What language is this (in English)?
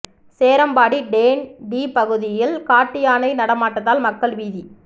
Tamil